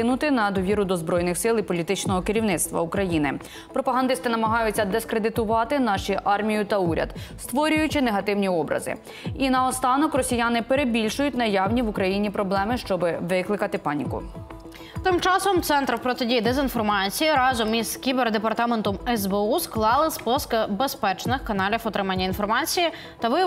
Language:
Ukrainian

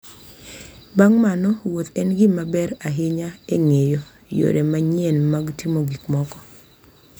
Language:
Luo (Kenya and Tanzania)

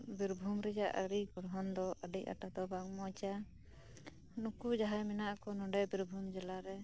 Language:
Santali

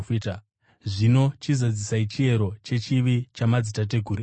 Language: Shona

